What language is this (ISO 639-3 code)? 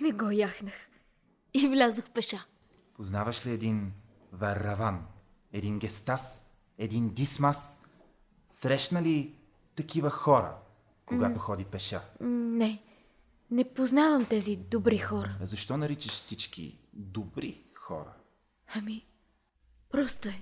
bul